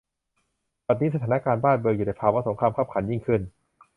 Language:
Thai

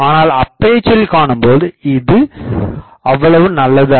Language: Tamil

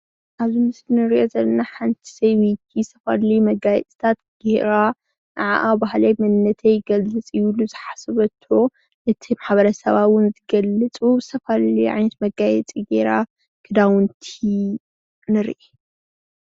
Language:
Tigrinya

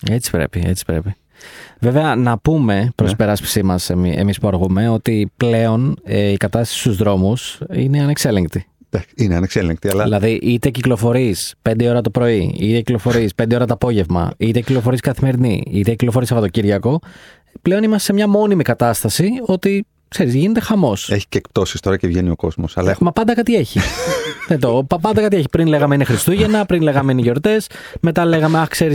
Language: Greek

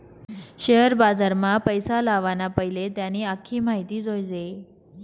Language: Marathi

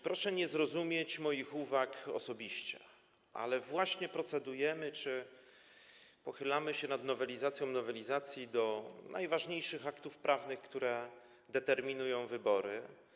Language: Polish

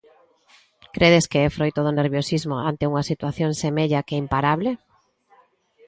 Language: Galician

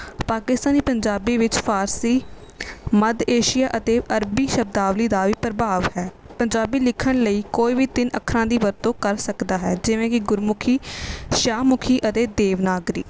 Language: Punjabi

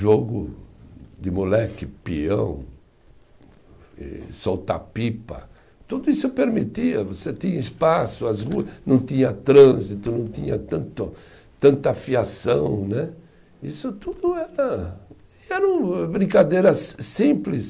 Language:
Portuguese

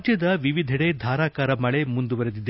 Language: Kannada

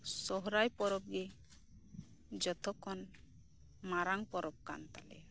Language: Santali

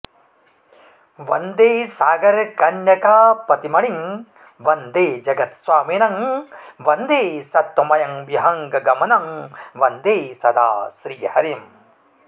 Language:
Sanskrit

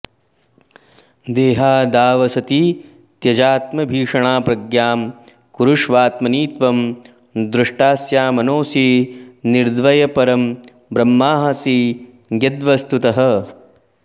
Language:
Sanskrit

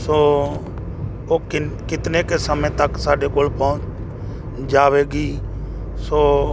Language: Punjabi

